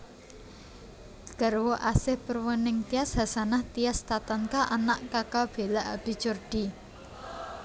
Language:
Javanese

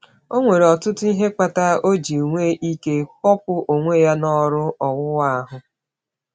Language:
Igbo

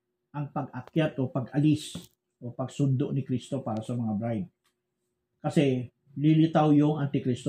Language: Filipino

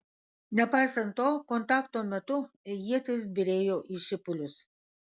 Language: Lithuanian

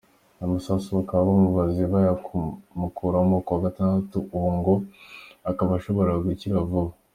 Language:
Kinyarwanda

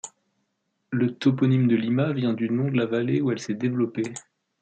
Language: French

